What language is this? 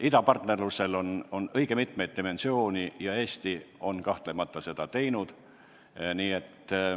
Estonian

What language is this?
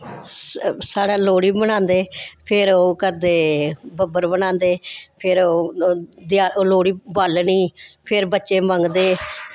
Dogri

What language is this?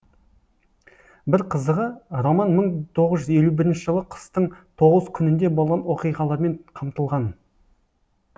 Kazakh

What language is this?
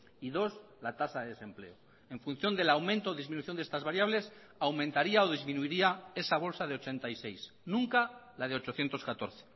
Spanish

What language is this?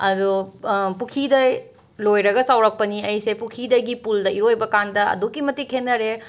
Manipuri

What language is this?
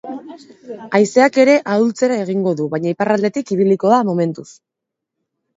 Basque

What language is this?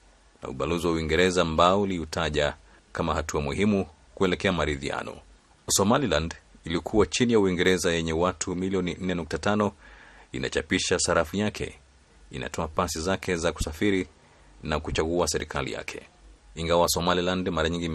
Swahili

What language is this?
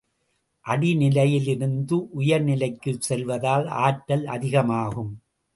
Tamil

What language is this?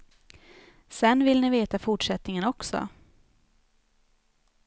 Swedish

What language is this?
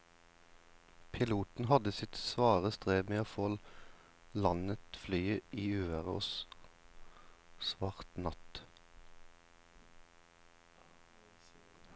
Norwegian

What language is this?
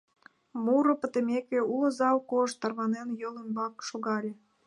Mari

